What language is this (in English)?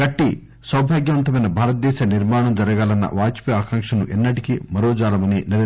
Telugu